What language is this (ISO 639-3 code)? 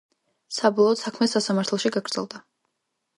kat